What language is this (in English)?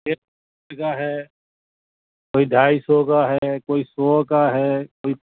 Urdu